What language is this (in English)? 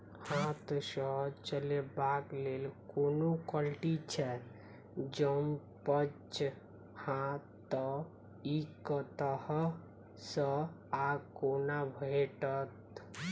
Maithili